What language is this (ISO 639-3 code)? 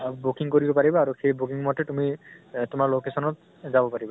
asm